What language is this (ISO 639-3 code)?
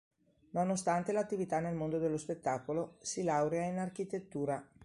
ita